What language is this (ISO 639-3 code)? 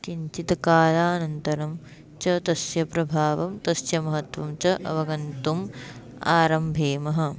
san